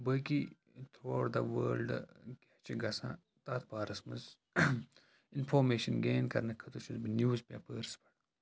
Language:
Kashmiri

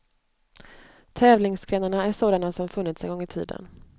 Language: Swedish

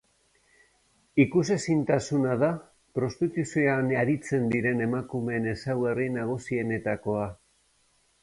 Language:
Basque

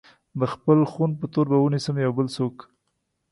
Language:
Pashto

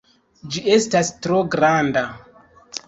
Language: Esperanto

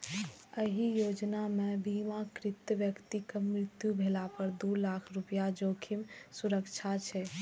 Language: Maithili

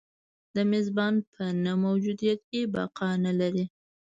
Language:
Pashto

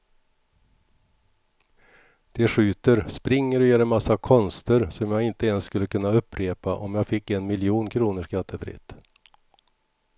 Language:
Swedish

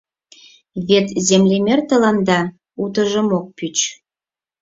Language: Mari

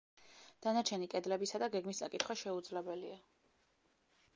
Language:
Georgian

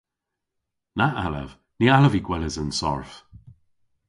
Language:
Cornish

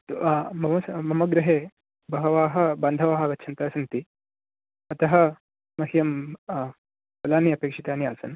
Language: Sanskrit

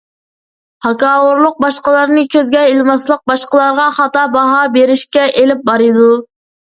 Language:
Uyghur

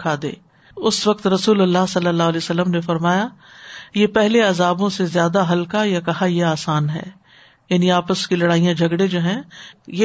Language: Urdu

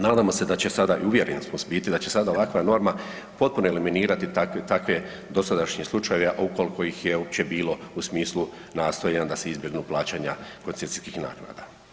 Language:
Croatian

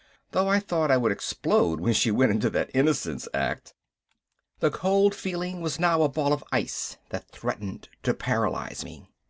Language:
English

